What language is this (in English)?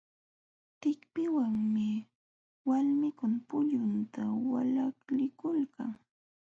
Jauja Wanca Quechua